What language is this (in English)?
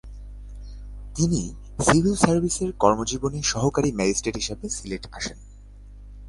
Bangla